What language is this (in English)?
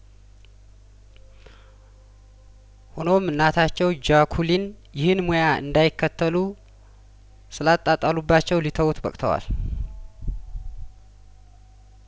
Amharic